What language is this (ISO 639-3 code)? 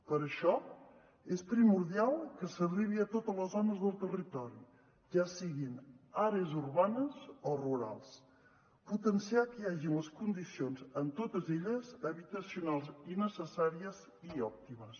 cat